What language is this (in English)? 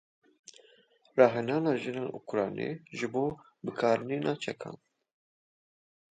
Kurdish